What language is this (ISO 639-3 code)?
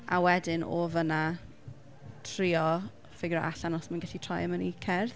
cym